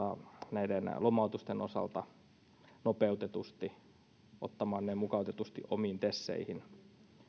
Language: Finnish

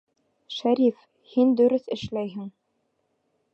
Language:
Bashkir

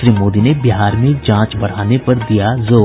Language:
Hindi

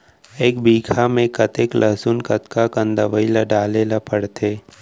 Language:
Chhattisgarhi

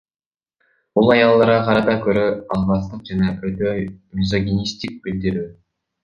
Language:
Kyrgyz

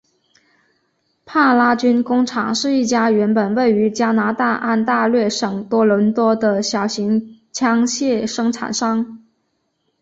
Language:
Chinese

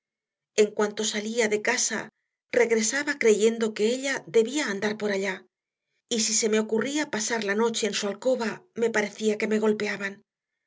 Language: Spanish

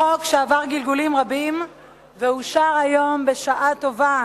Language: Hebrew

